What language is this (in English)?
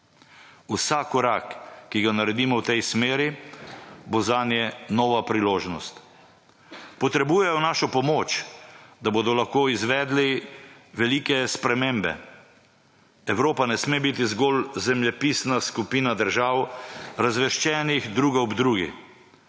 Slovenian